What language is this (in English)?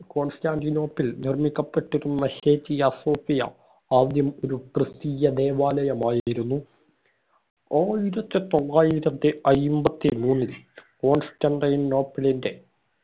Malayalam